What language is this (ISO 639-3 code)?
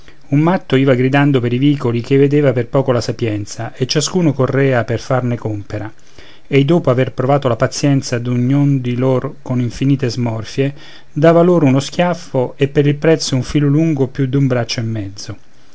ita